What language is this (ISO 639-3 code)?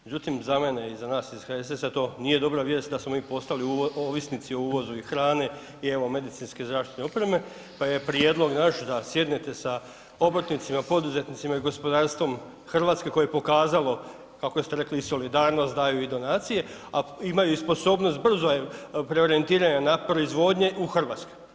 hrv